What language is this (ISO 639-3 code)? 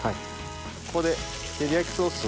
jpn